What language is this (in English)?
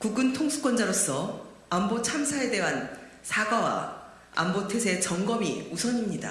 Korean